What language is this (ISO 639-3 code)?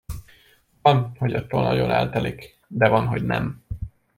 hun